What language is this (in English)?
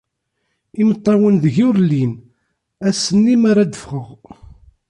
Kabyle